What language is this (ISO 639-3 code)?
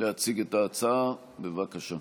heb